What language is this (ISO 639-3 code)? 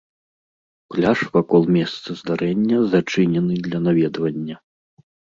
bel